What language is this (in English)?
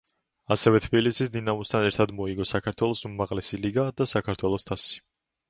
Georgian